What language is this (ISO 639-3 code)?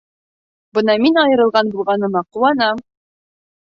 bak